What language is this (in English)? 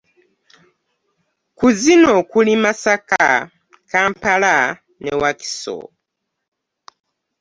Ganda